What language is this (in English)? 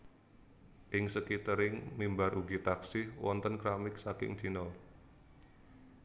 Javanese